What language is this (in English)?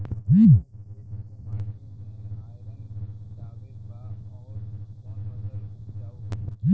Bhojpuri